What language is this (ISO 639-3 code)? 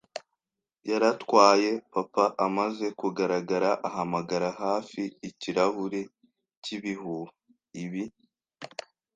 kin